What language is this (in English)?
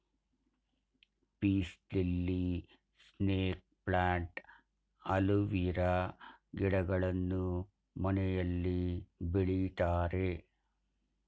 Kannada